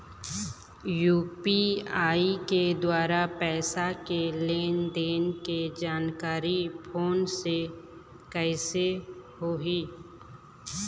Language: Chhattisgarhi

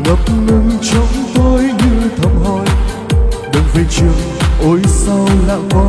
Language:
Vietnamese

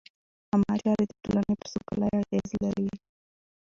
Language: Pashto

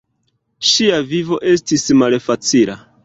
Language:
Esperanto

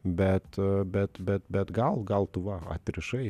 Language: Lithuanian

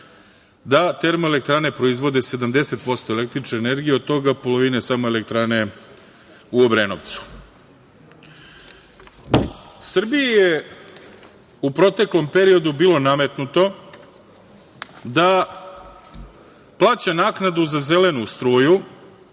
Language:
Serbian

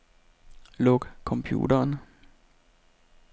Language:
Danish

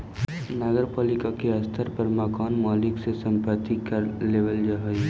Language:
Magahi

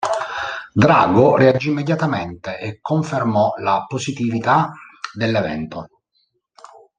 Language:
Italian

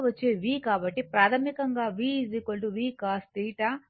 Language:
Telugu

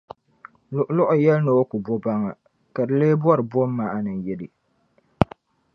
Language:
Dagbani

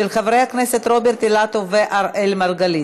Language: Hebrew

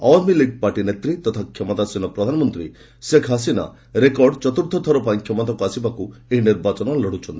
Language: Odia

